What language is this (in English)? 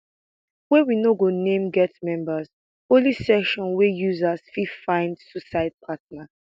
Nigerian Pidgin